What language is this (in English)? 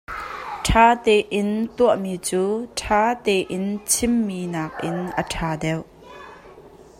Hakha Chin